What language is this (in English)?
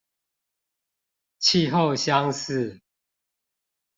Chinese